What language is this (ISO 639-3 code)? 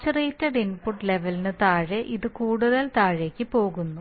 mal